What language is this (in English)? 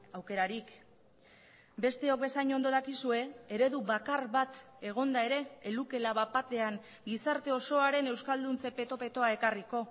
Basque